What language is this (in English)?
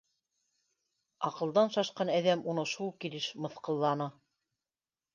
Bashkir